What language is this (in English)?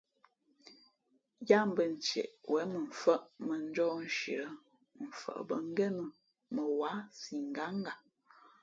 Fe'fe'